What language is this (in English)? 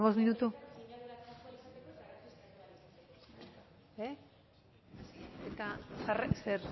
Basque